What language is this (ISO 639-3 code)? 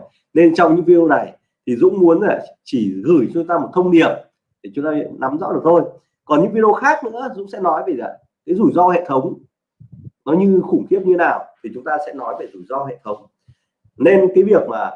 vie